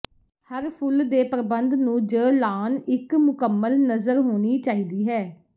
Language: Punjabi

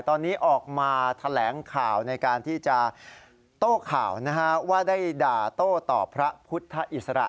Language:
Thai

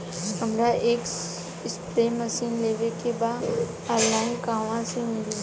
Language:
Bhojpuri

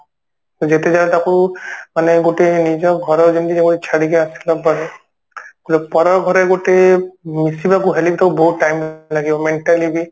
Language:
Odia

